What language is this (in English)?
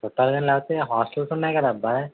Telugu